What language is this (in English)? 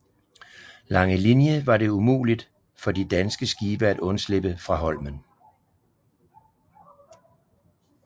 Danish